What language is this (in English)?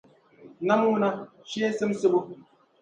Dagbani